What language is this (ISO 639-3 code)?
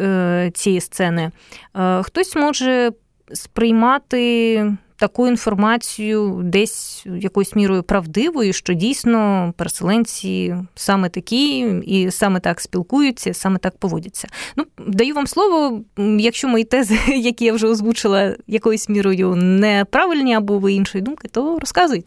ukr